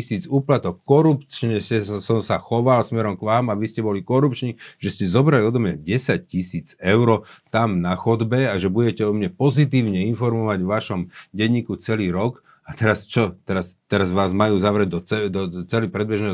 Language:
Slovak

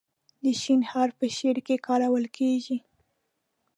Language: Pashto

